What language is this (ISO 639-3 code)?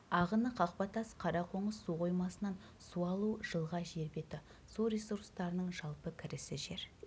kaz